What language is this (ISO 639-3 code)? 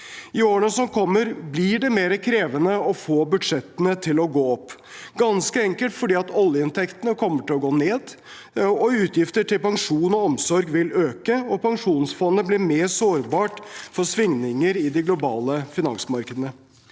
nor